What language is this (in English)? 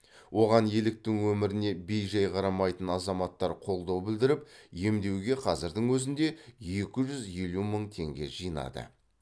Kazakh